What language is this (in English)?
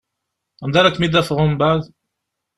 Kabyle